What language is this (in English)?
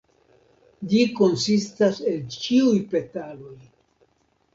Esperanto